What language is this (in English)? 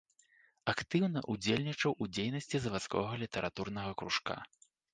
Belarusian